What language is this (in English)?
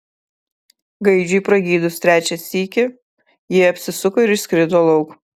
Lithuanian